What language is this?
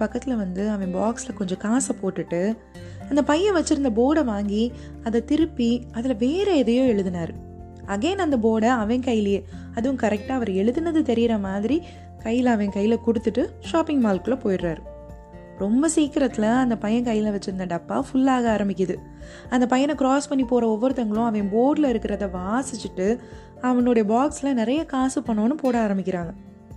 Tamil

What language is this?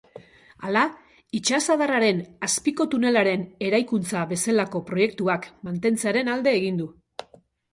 Basque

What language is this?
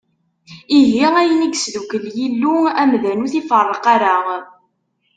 Kabyle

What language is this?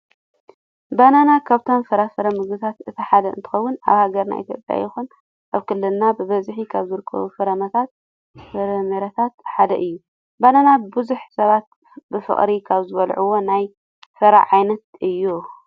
Tigrinya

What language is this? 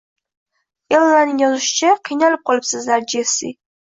Uzbek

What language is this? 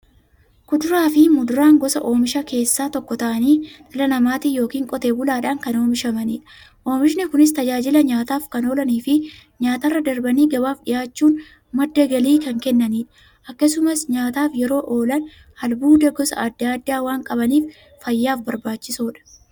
Oromo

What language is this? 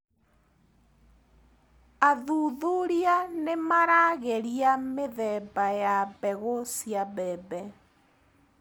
Kikuyu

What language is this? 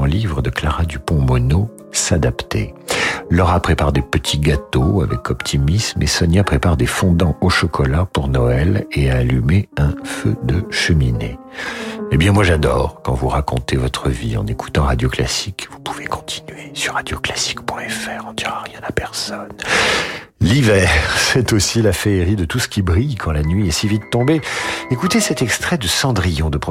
French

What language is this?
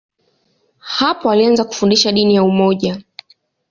Swahili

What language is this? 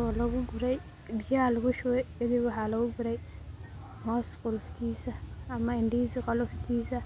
Somali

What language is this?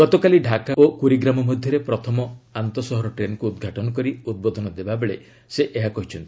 Odia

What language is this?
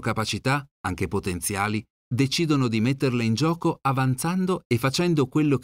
Italian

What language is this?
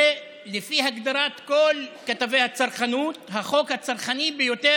Hebrew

